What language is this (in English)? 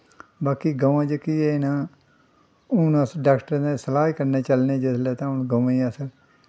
Dogri